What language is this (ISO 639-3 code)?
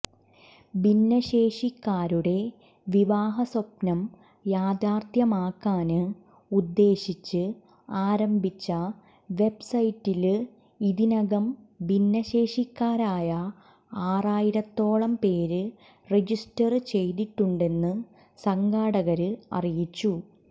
mal